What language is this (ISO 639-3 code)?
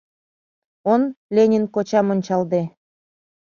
chm